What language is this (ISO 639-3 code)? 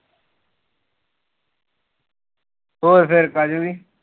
pan